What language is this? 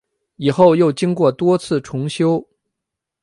Chinese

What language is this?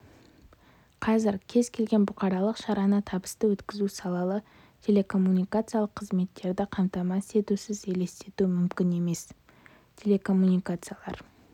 Kazakh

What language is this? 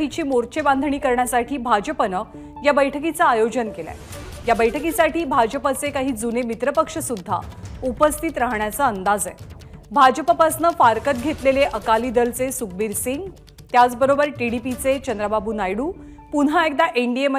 Hindi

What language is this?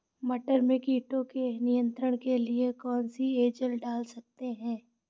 Hindi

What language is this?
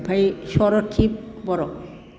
Bodo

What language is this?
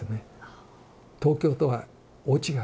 Japanese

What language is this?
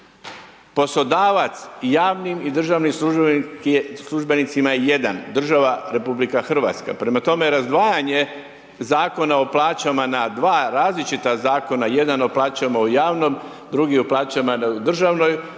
Croatian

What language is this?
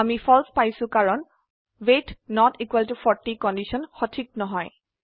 Assamese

